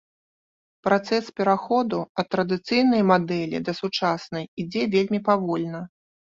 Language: Belarusian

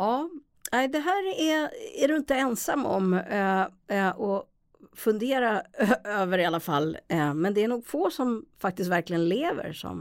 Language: Swedish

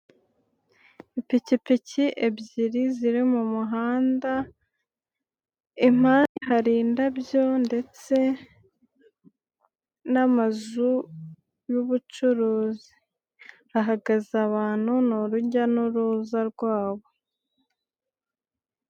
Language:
Kinyarwanda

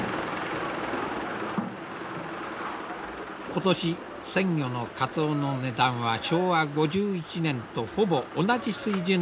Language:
Japanese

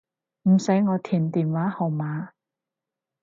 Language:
Cantonese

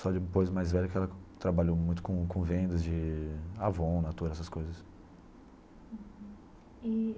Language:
Portuguese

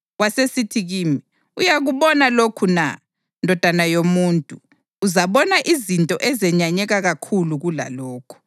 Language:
North Ndebele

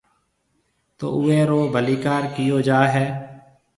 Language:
Marwari (Pakistan)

